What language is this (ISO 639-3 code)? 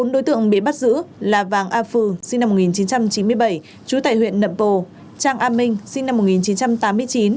vie